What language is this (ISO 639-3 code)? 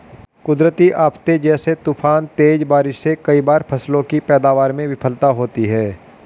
hin